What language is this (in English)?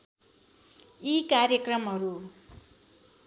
Nepali